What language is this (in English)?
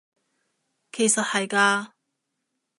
Cantonese